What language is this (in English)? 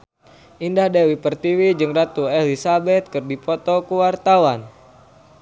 Sundanese